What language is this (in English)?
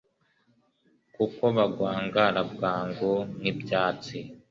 Kinyarwanda